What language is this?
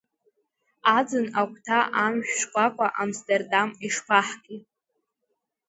Abkhazian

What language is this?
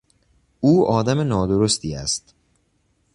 Persian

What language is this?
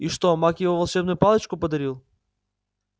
Russian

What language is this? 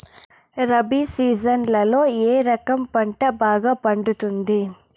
Telugu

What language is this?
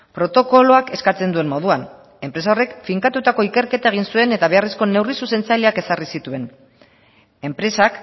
Basque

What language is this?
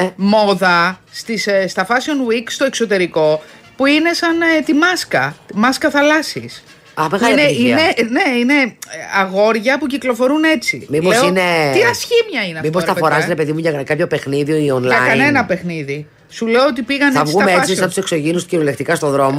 Greek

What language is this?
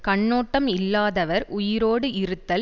Tamil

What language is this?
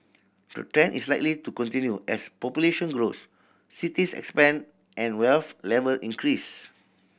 English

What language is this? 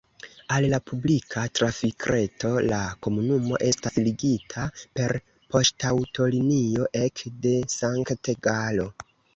Esperanto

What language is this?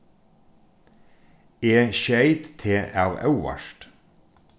Faroese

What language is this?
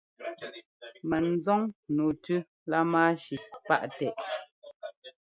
Ngomba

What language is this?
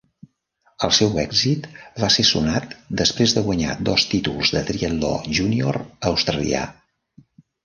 Catalan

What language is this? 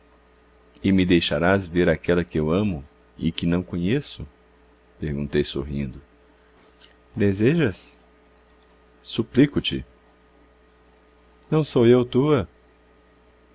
Portuguese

